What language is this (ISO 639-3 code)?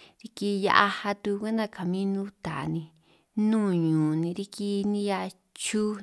trq